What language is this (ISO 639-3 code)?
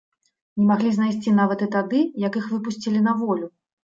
bel